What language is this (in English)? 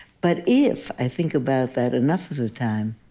English